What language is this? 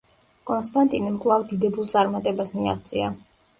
Georgian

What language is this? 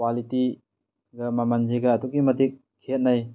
Manipuri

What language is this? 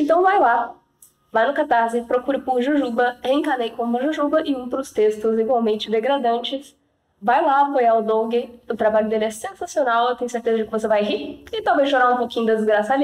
Portuguese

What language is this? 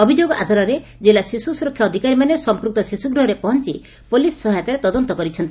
Odia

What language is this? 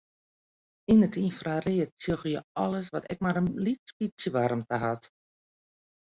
Western Frisian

